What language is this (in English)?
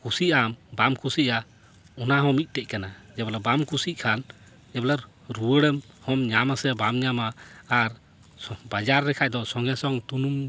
Santali